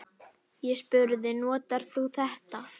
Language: Icelandic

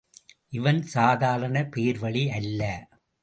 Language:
Tamil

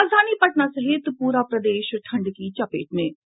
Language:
Hindi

